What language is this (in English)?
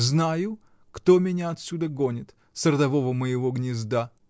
Russian